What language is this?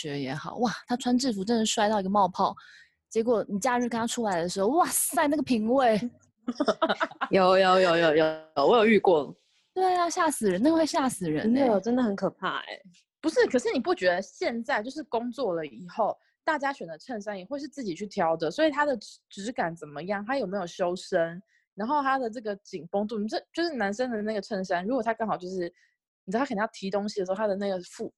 Chinese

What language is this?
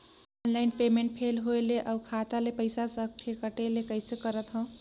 Chhattisgarhi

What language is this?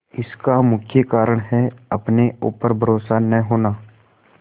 Hindi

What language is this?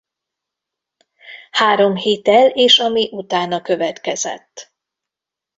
Hungarian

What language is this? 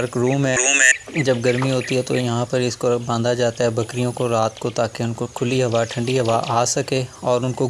Urdu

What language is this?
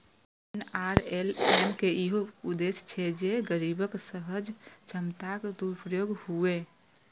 Maithili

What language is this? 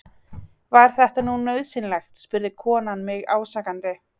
Icelandic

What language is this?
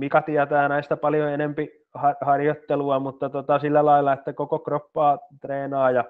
Finnish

